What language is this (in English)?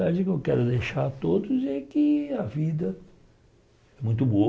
Portuguese